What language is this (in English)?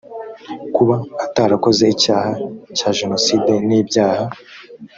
Kinyarwanda